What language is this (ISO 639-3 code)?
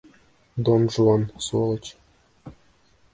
bak